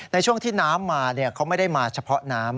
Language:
Thai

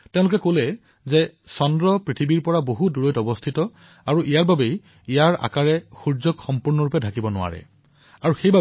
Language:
Assamese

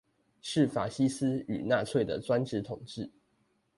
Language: Chinese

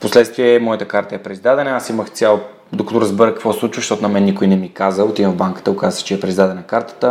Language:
Bulgarian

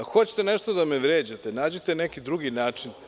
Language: Serbian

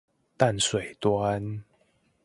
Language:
Chinese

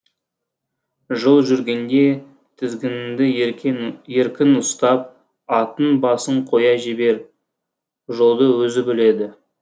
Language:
Kazakh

